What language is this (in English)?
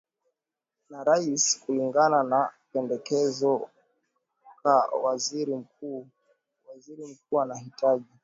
Swahili